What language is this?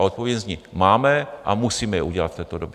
Czech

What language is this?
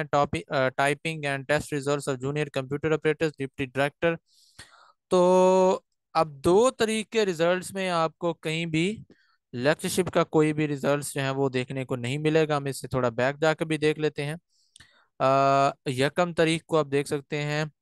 Hindi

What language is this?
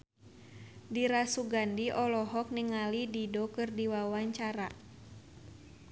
Sundanese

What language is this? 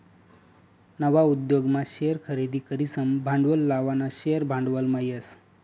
Marathi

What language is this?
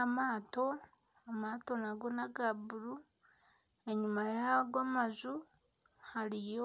Nyankole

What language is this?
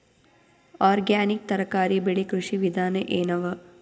Kannada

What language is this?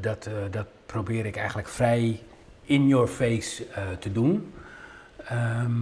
Dutch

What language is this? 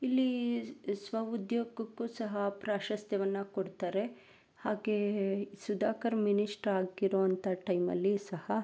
Kannada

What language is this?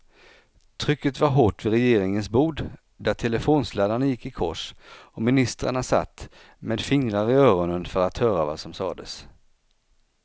Swedish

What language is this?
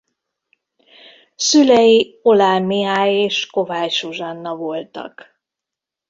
Hungarian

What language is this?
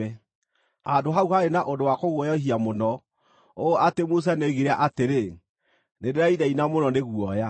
Kikuyu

